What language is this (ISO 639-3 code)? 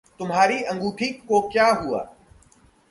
hin